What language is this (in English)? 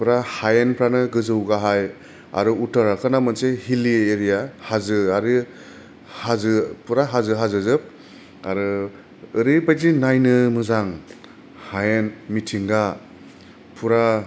Bodo